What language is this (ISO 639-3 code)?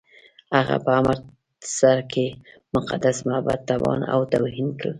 pus